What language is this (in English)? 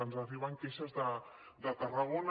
Catalan